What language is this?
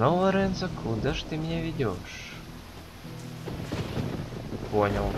Russian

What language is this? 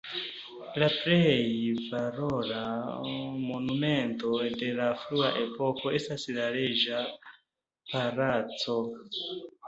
Esperanto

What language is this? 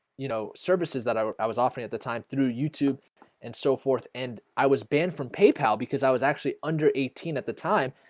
English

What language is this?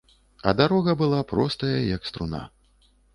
Belarusian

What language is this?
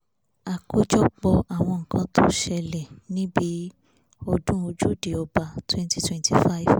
Yoruba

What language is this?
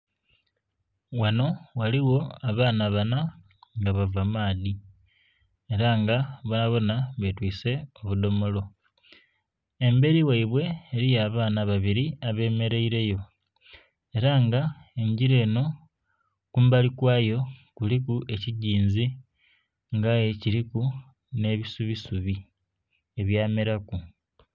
Soga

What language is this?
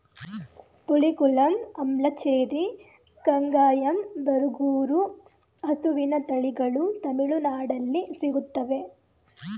Kannada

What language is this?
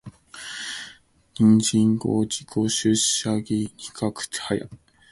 Cantonese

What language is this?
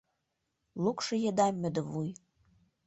Mari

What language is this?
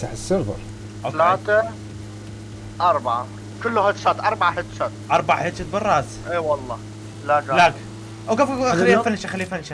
Arabic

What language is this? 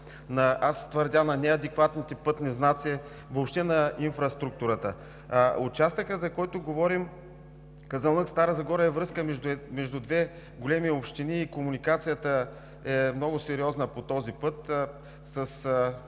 Bulgarian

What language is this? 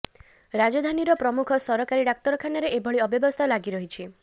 Odia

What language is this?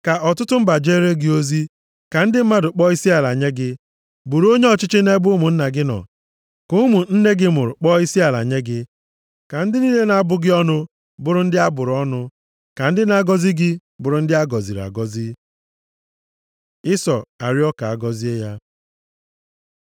Igbo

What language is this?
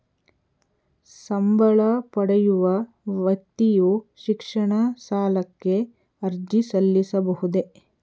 Kannada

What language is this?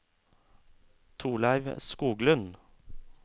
Norwegian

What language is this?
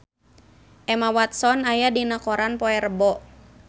Sundanese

